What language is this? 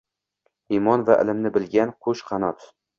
Uzbek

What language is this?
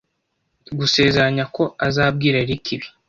Kinyarwanda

